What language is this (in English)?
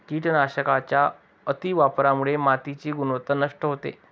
Marathi